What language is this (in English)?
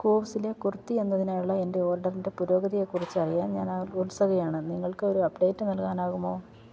Malayalam